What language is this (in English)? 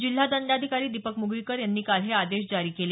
Marathi